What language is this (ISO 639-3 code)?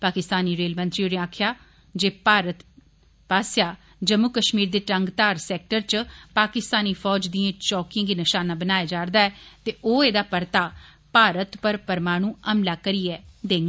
doi